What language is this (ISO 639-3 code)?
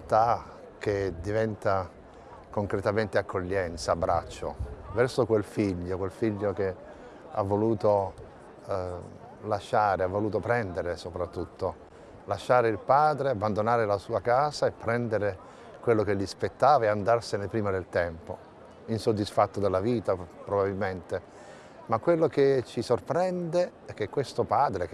ita